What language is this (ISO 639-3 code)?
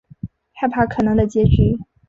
zho